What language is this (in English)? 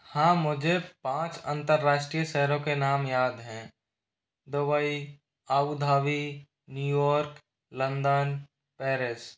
Hindi